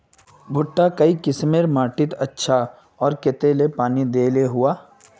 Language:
Magahi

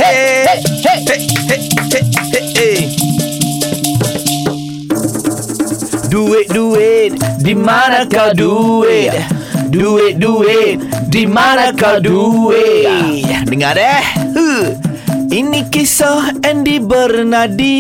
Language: Malay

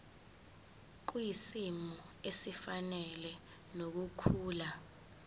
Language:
Zulu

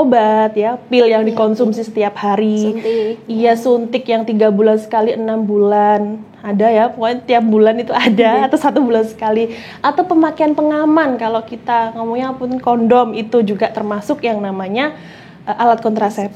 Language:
Indonesian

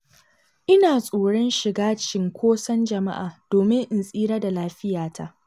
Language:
Hausa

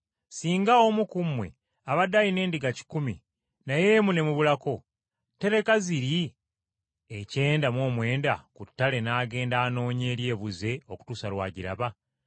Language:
Ganda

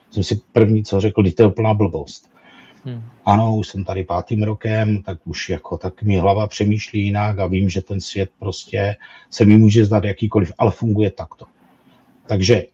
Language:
Czech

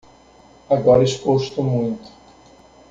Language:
Portuguese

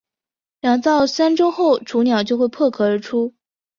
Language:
Chinese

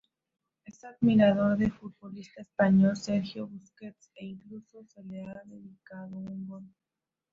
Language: Spanish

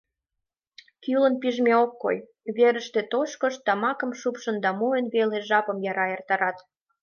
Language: Mari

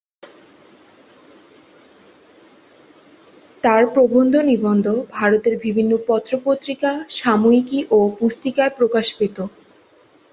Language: Bangla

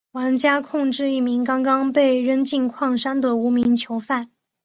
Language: Chinese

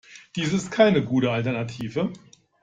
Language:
German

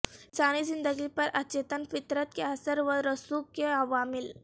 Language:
Urdu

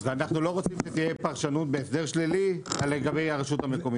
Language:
Hebrew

